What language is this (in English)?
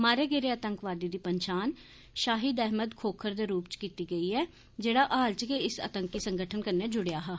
Dogri